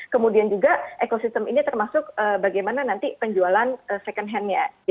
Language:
Indonesian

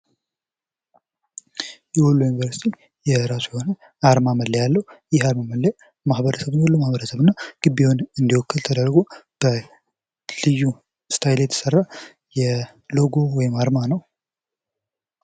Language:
Amharic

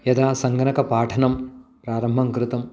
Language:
Sanskrit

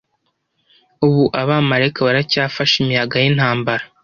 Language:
Kinyarwanda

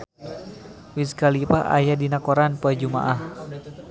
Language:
Sundanese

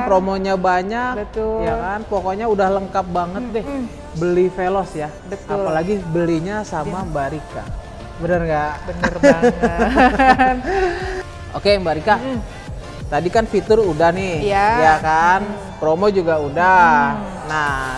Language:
Indonesian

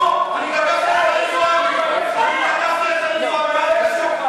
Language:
Hebrew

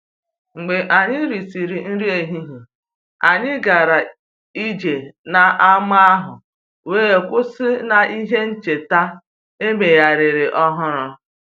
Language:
Igbo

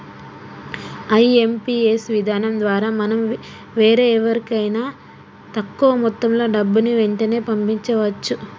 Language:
Telugu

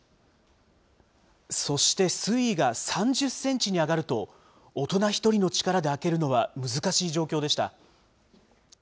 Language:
Japanese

